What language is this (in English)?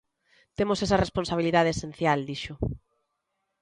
Galician